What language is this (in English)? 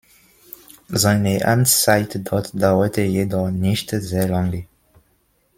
German